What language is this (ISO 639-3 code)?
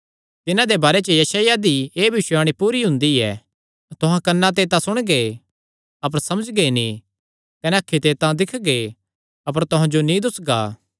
xnr